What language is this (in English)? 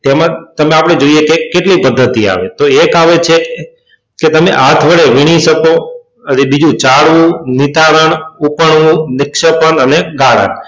Gujarati